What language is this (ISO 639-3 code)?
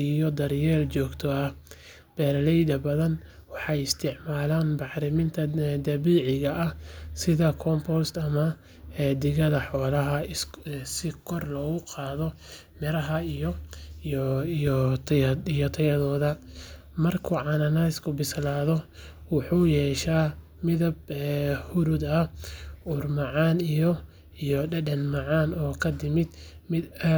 som